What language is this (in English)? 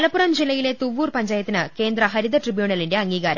Malayalam